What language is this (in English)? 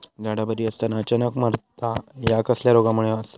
Marathi